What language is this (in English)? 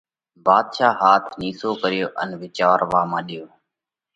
Parkari Koli